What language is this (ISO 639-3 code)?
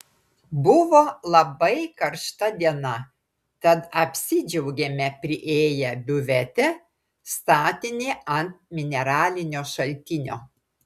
lit